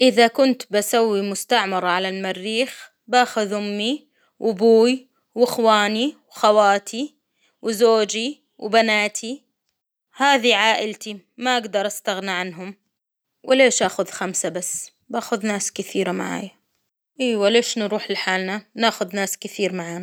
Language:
Hijazi Arabic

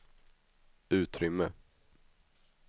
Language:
Swedish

